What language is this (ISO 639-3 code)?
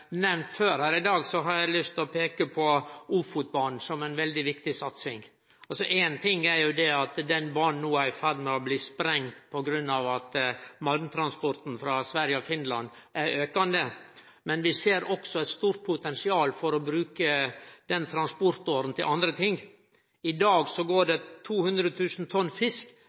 nno